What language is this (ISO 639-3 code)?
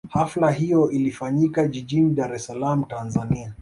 swa